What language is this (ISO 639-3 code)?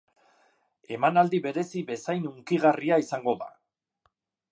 eus